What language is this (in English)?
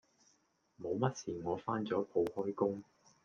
Cantonese